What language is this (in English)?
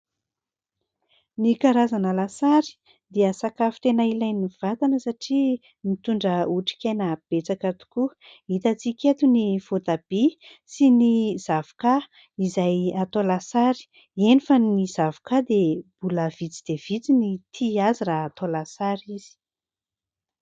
Malagasy